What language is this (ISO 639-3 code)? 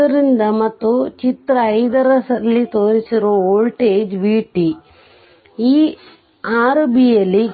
kan